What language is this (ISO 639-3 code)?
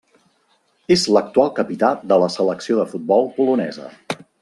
cat